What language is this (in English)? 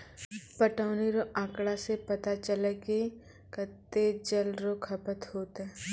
Maithili